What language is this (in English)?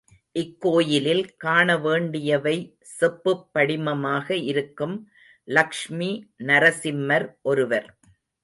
Tamil